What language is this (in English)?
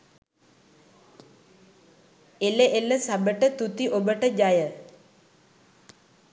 Sinhala